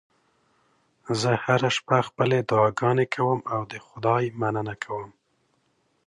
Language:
Pashto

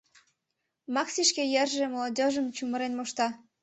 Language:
Mari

